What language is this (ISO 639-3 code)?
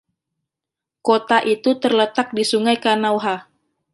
ind